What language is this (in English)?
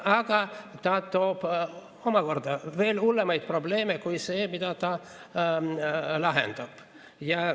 Estonian